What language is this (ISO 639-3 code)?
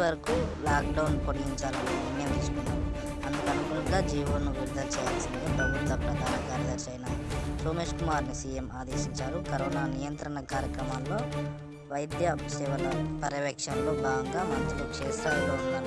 ind